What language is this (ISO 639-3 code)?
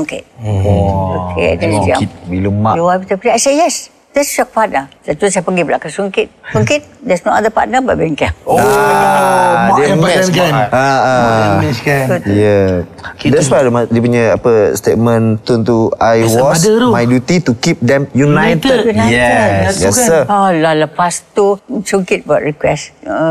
msa